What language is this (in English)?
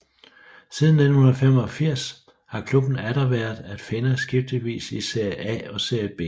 Danish